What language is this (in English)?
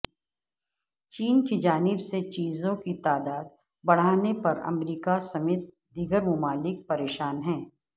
Urdu